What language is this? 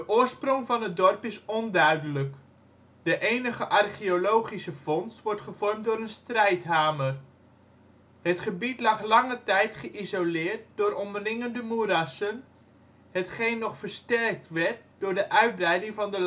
Dutch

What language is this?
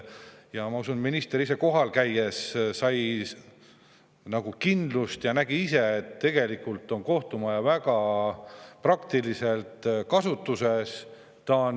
Estonian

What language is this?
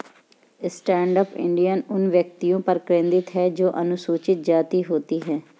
Hindi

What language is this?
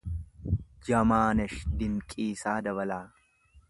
Oromo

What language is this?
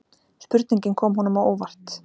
Icelandic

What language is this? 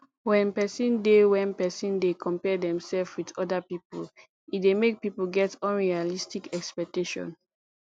Nigerian Pidgin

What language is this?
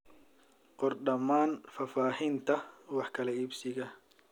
Somali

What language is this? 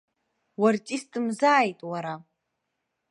Abkhazian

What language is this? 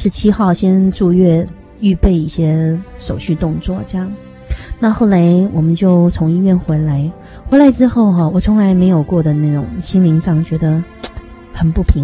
Chinese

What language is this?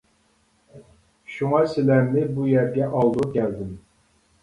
Uyghur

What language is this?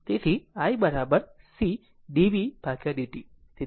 Gujarati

